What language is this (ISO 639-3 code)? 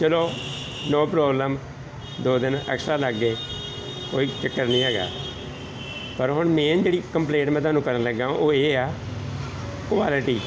pan